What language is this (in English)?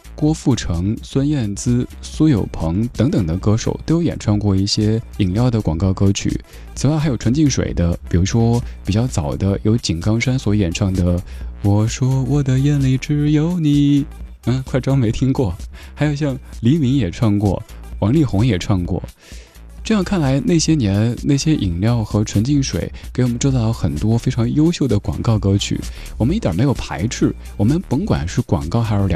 Chinese